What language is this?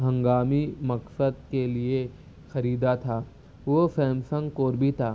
Urdu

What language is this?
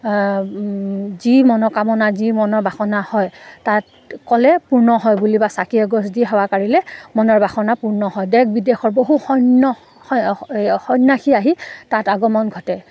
Assamese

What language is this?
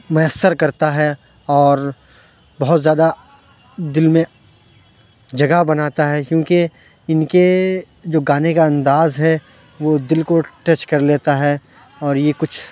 Urdu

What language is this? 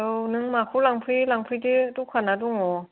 Bodo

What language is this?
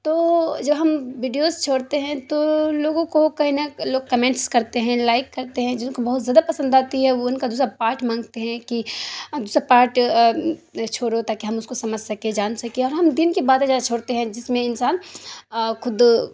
Urdu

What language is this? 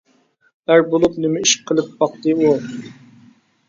Uyghur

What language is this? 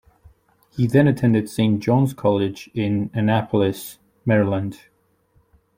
English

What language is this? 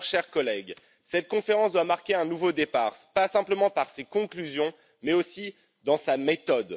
French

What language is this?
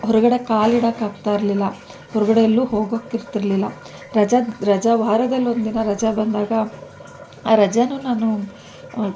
Kannada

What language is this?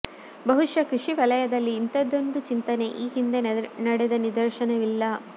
Kannada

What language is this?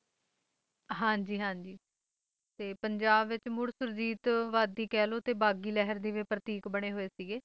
Punjabi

